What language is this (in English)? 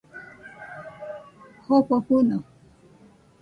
Nüpode Huitoto